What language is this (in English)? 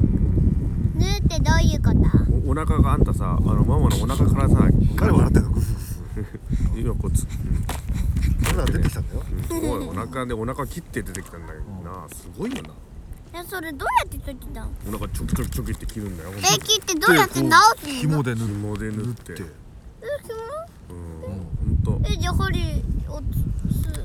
Japanese